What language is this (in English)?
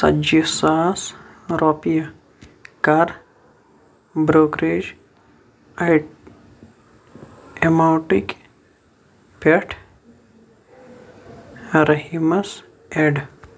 Kashmiri